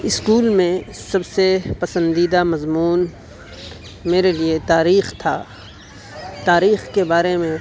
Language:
Urdu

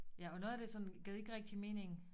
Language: Danish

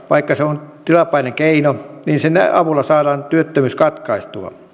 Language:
Finnish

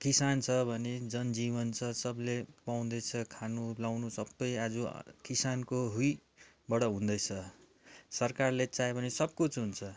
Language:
Nepali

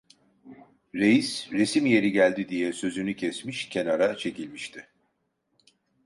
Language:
Turkish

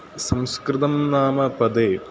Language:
Sanskrit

